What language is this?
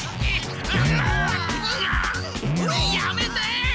Japanese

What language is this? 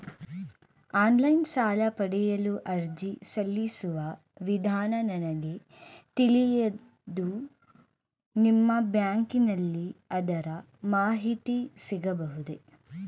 Kannada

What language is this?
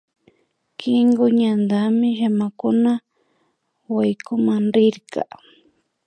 Imbabura Highland Quichua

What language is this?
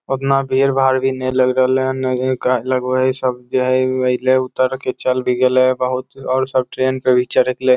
Magahi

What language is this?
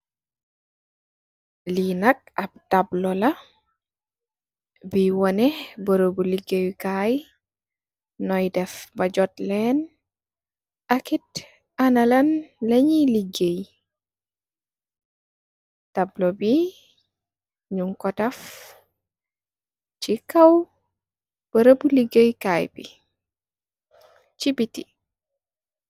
Wolof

